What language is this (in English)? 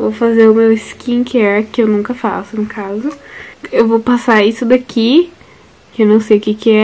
Portuguese